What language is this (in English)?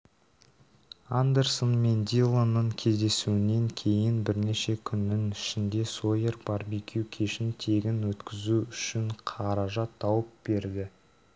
Kazakh